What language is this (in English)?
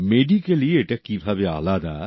Bangla